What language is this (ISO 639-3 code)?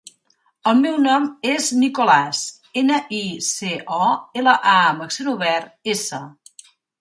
cat